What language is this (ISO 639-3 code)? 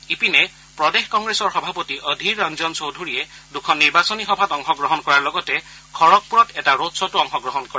asm